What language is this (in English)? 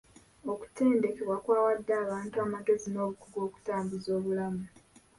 Ganda